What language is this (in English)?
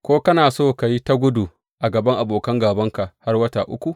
Hausa